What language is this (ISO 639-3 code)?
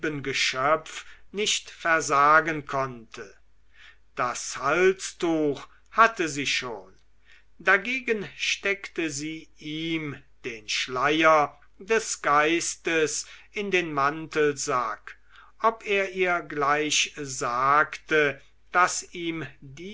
deu